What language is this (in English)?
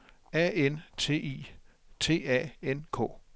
Danish